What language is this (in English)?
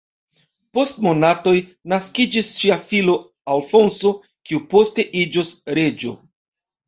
Esperanto